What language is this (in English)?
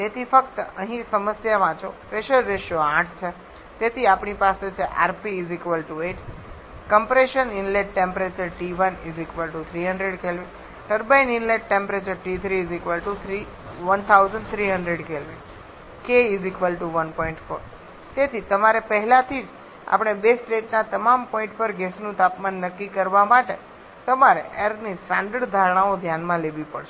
Gujarati